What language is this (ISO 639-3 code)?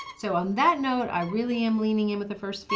eng